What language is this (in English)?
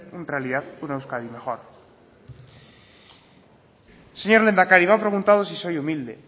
Spanish